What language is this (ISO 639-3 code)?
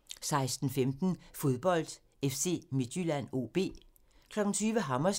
dan